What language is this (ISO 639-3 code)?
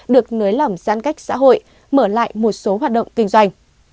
vie